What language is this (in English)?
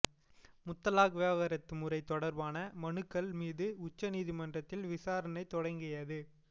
Tamil